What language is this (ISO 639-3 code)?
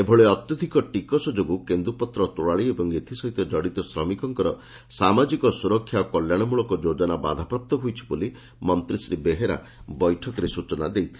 ori